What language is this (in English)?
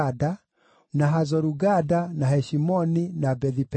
Kikuyu